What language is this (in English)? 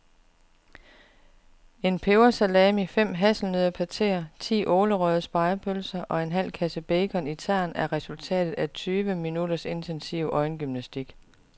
Danish